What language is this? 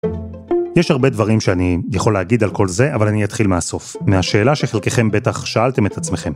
Hebrew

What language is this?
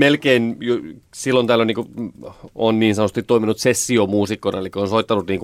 Finnish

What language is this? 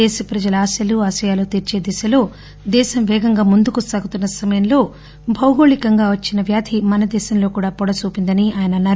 Telugu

